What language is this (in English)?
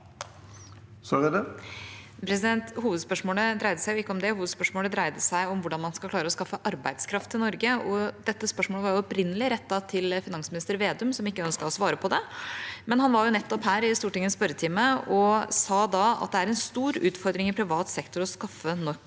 Norwegian